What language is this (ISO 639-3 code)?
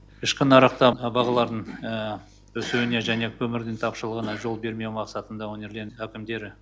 kaz